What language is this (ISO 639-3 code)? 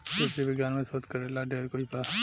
bho